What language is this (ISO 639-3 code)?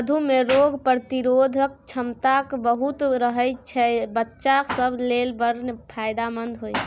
mai